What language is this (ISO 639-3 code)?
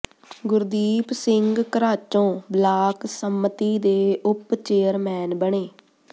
pan